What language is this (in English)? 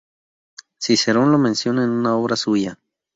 Spanish